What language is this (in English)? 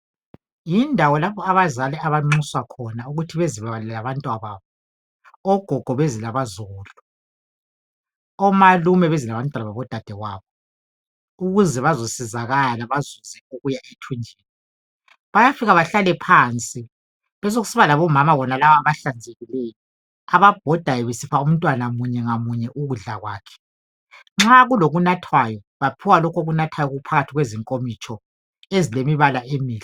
North Ndebele